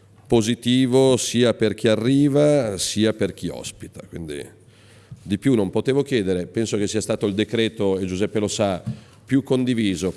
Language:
Italian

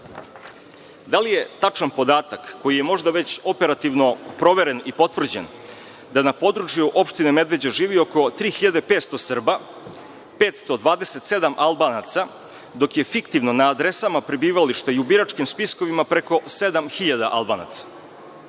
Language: Serbian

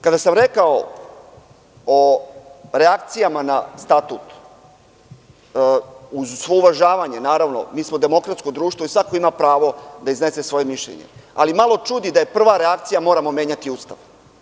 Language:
Serbian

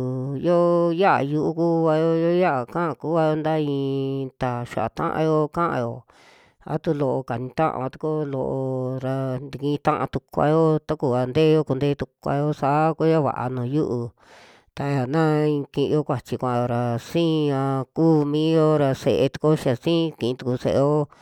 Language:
Western Juxtlahuaca Mixtec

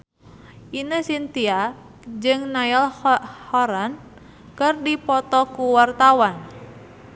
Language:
Sundanese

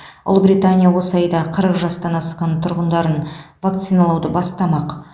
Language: Kazakh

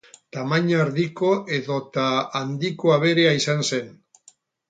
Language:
Basque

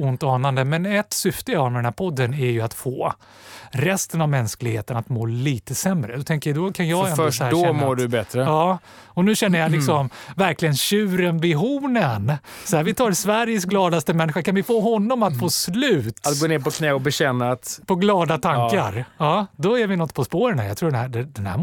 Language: Swedish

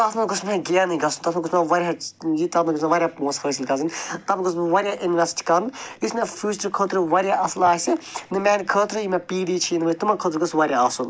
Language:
Kashmiri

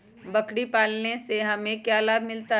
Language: Magahi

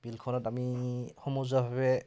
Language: Assamese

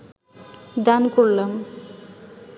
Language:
Bangla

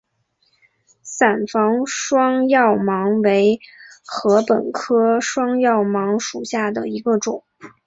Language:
Chinese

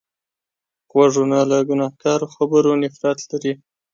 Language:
Pashto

